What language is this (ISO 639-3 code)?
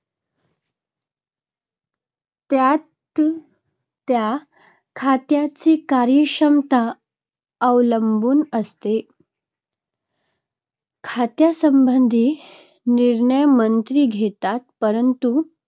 mar